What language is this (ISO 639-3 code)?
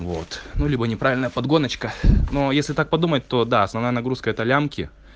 rus